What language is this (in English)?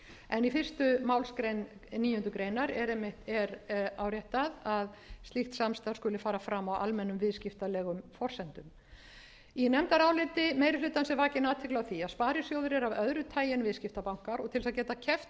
Icelandic